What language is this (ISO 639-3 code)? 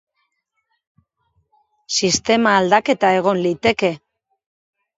eus